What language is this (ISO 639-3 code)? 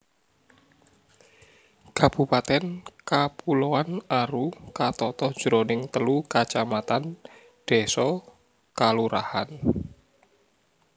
jav